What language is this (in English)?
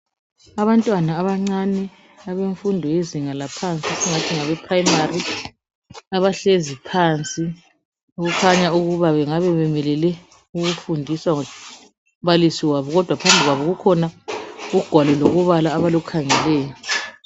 North Ndebele